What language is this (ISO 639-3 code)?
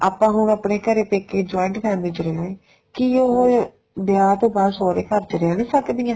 pan